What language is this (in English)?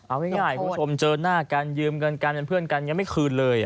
Thai